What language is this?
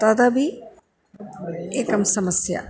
Sanskrit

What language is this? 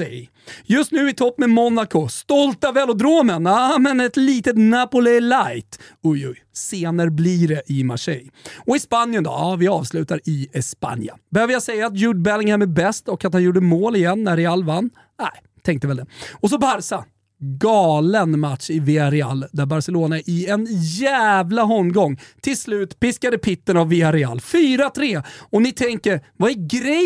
Swedish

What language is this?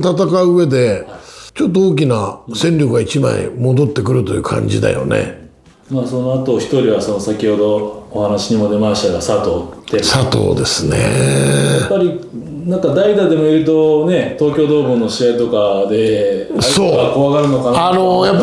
Japanese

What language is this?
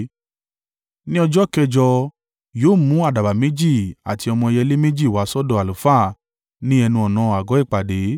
Yoruba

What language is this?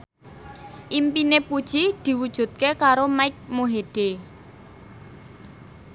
Javanese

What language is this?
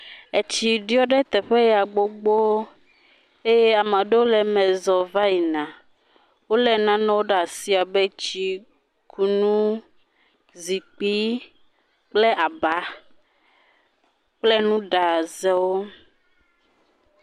Ewe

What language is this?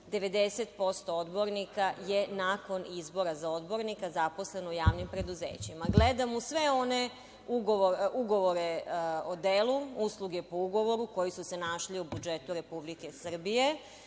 Serbian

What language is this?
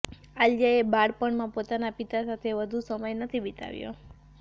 Gujarati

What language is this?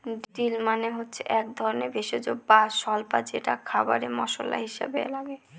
Bangla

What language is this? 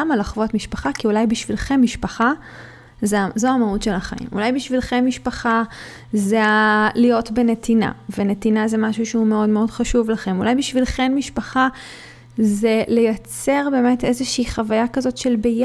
Hebrew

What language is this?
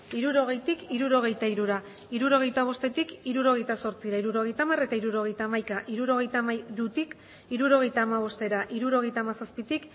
Basque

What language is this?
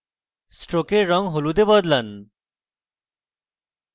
Bangla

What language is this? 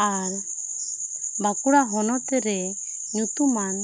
Santali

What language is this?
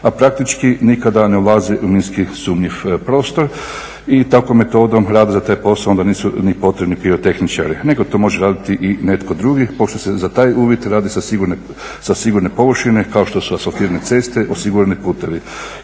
Croatian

